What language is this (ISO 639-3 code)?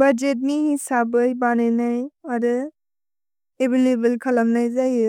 brx